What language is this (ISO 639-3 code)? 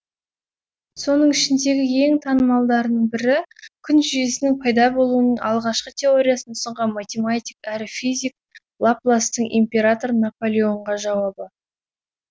kaz